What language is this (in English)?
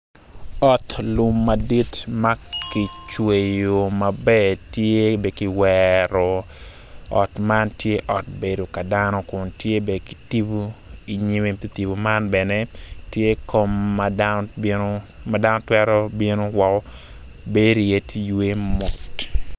Acoli